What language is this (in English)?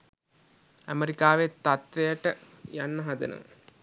Sinhala